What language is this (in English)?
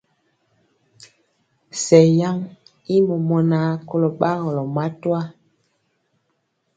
Mpiemo